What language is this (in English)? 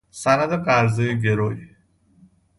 Persian